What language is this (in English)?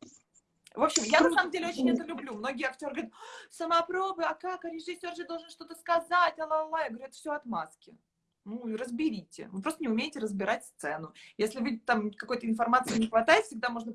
Russian